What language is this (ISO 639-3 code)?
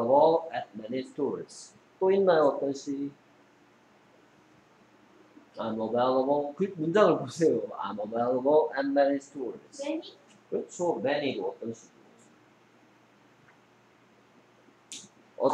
kor